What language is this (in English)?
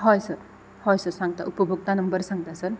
Konkani